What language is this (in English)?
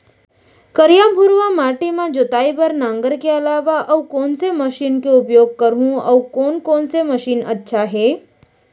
Chhattisgarhi